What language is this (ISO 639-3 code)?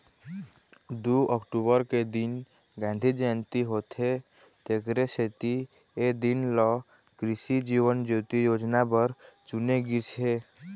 hne